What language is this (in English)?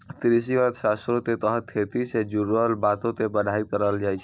Maithili